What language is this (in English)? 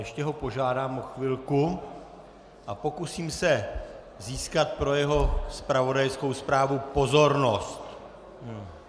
Czech